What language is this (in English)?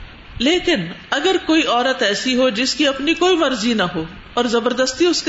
Urdu